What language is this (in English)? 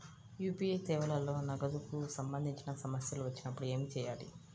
Telugu